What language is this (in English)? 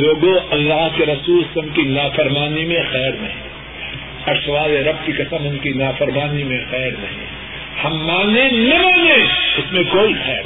Urdu